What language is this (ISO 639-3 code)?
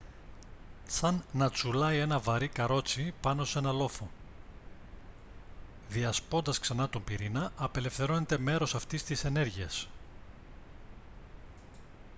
ell